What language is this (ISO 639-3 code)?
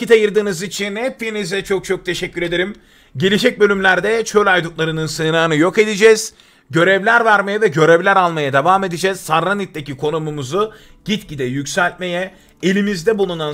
tur